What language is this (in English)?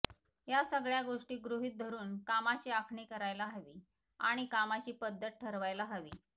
Marathi